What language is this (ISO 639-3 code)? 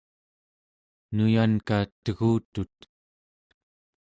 esu